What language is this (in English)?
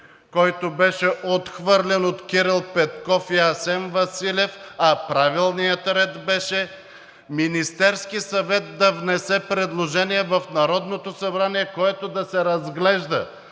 Bulgarian